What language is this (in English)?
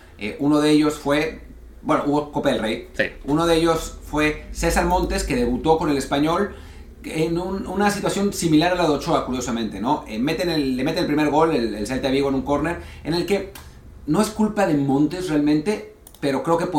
Spanish